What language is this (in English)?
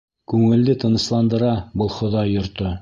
Bashkir